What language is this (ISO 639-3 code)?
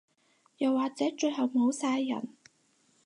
yue